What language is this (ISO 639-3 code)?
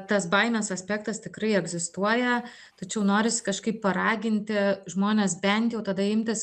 lit